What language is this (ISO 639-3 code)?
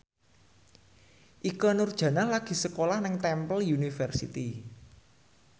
jav